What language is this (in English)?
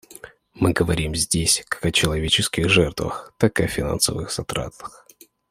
Russian